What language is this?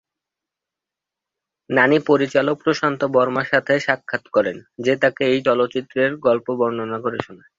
Bangla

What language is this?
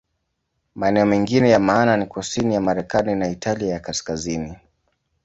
Swahili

